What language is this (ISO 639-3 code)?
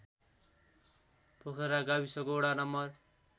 nep